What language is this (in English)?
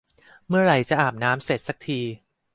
Thai